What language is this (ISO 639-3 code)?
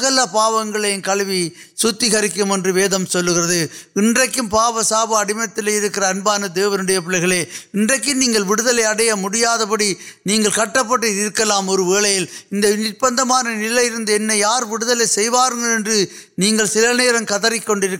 urd